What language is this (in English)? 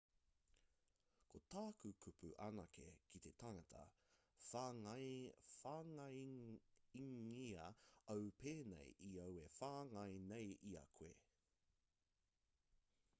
Māori